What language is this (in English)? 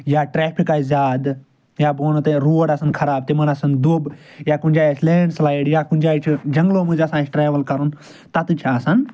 Kashmiri